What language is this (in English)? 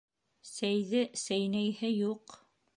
Bashkir